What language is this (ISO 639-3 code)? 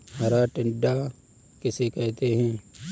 hin